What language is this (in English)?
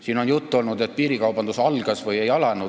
Estonian